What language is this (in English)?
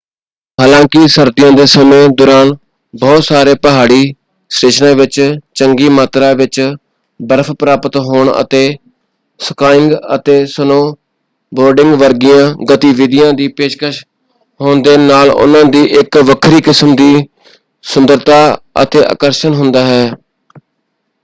Punjabi